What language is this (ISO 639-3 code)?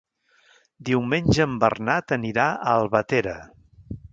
cat